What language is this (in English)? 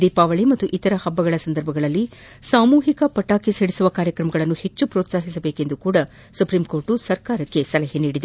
Kannada